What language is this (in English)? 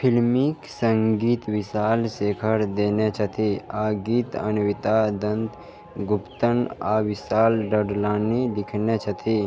Maithili